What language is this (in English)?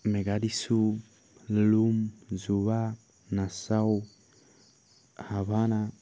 Assamese